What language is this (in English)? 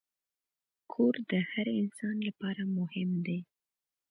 Pashto